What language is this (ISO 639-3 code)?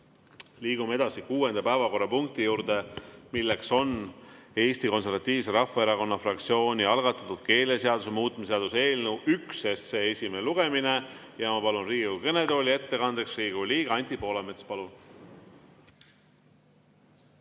est